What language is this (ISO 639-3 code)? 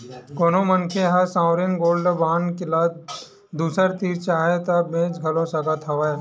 hne